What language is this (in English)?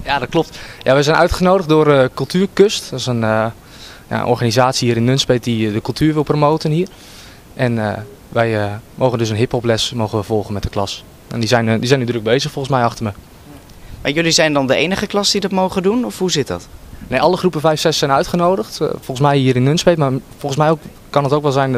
Dutch